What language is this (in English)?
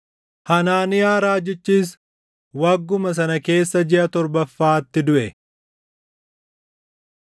Oromo